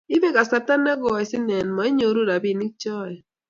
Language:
Kalenjin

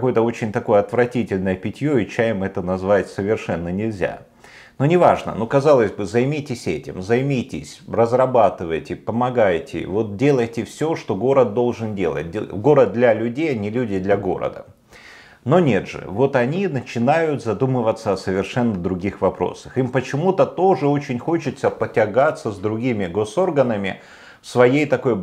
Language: Russian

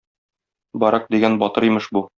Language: Tatar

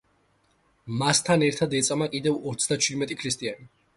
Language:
Georgian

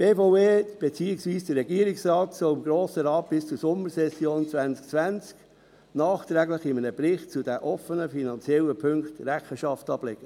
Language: Swiss German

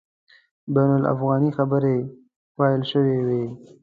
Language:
Pashto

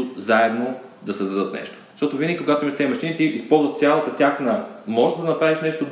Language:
Bulgarian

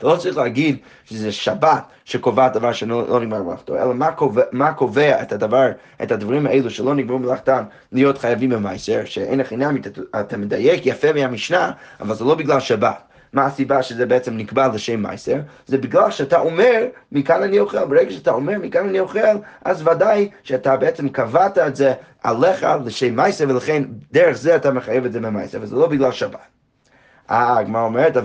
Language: Hebrew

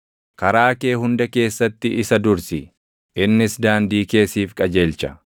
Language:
Oromo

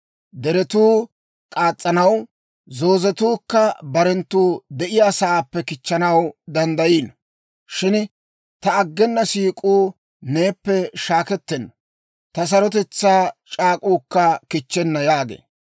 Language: Dawro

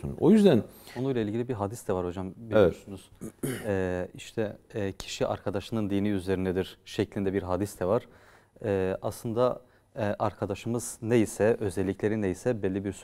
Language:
Turkish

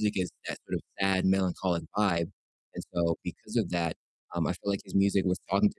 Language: English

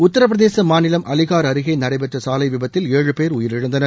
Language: Tamil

